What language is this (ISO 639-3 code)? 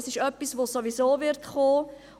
gsw